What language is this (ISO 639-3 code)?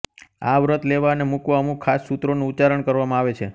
guj